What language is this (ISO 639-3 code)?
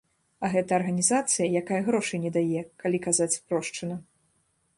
bel